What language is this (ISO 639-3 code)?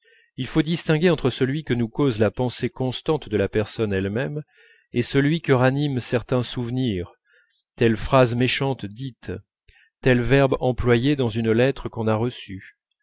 fra